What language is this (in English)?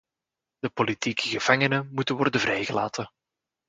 Dutch